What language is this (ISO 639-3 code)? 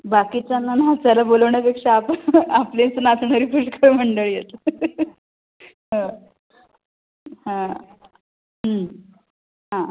mar